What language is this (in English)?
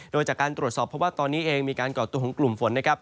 Thai